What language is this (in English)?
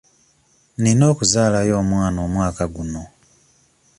Ganda